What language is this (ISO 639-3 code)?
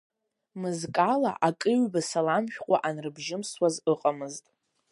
abk